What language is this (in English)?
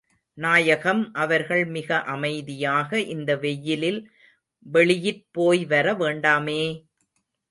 Tamil